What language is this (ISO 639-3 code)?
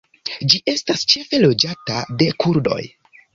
epo